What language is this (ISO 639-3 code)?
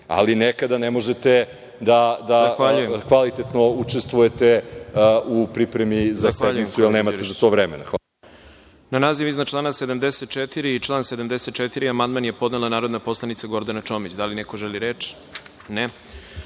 srp